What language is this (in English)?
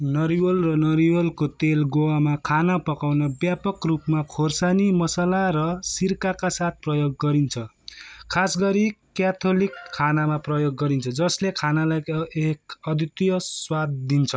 Nepali